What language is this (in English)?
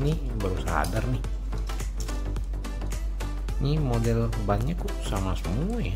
Indonesian